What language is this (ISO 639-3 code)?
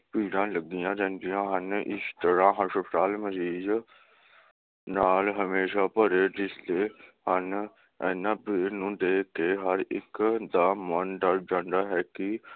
pan